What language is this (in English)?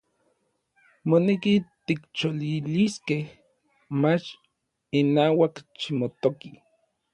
Orizaba Nahuatl